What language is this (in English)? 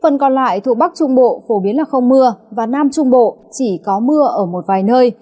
Vietnamese